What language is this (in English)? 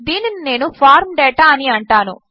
Telugu